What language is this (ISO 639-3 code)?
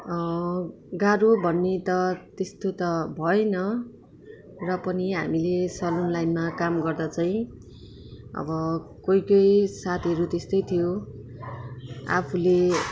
nep